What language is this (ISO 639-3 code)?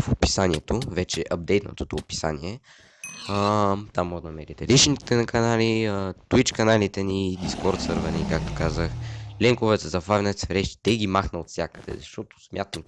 bul